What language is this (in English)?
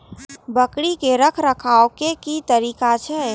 Maithili